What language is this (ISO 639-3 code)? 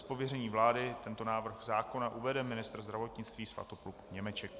ces